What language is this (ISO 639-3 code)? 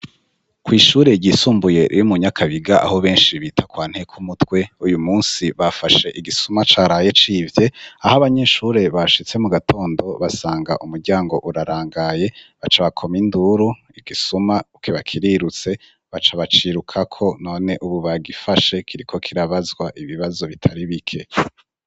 run